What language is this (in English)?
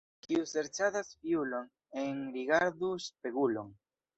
Esperanto